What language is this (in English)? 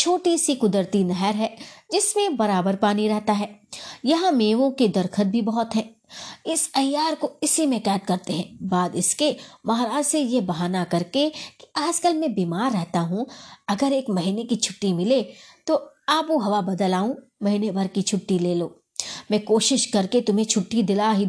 Hindi